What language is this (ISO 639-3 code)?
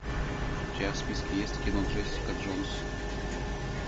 rus